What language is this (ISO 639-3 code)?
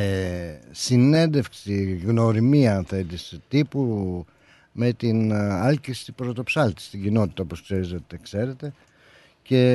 ell